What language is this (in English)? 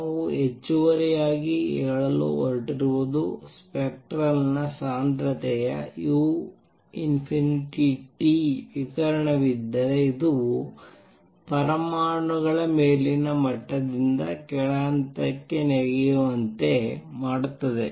Kannada